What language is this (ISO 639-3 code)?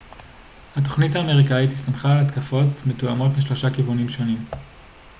heb